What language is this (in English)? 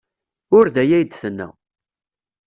Kabyle